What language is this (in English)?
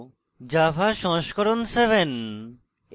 Bangla